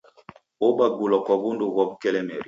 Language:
Taita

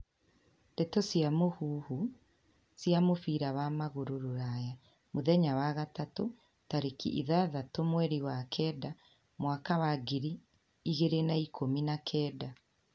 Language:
Kikuyu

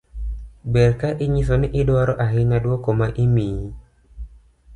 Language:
Luo (Kenya and Tanzania)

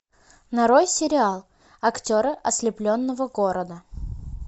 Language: Russian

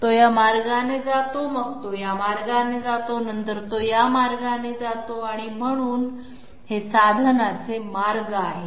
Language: Marathi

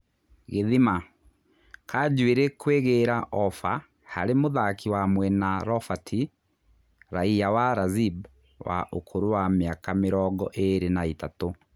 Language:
Kikuyu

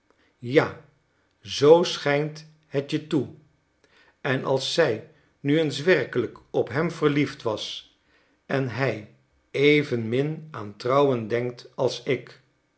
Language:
Dutch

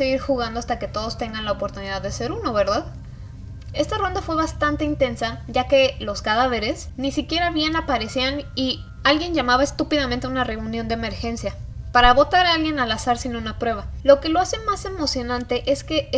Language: Spanish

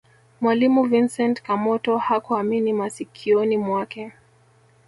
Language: Swahili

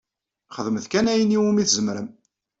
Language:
Kabyle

